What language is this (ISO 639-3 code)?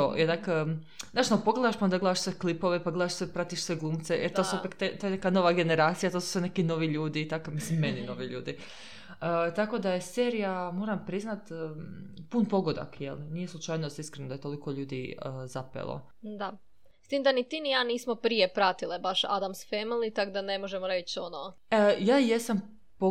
hrv